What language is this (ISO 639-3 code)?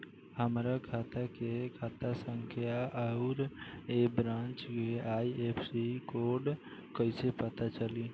bho